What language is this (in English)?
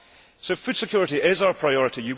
English